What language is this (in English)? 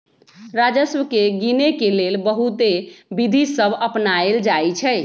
Magahi